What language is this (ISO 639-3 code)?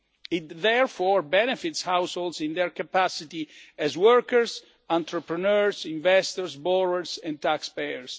eng